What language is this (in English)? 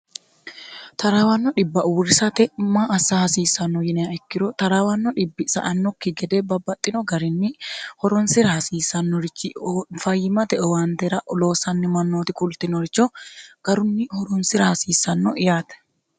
Sidamo